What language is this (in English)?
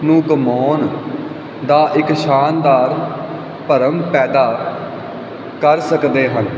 Punjabi